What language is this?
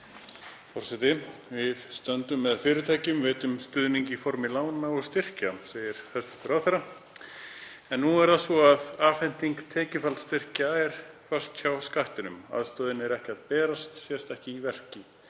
Icelandic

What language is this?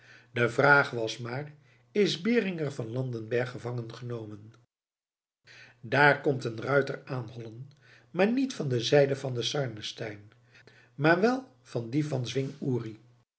Dutch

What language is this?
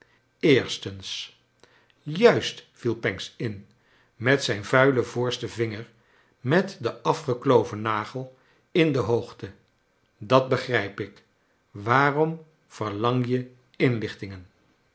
Dutch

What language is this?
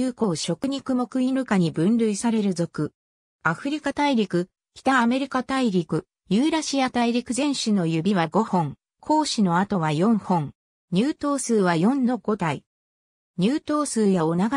Japanese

